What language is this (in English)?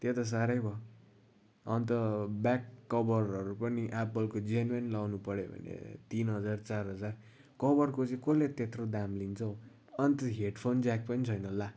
Nepali